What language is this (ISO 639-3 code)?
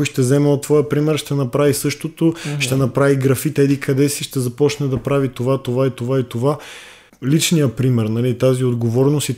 bul